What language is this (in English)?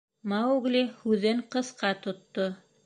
Bashkir